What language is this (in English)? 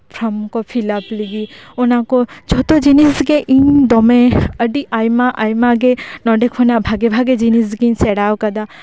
Santali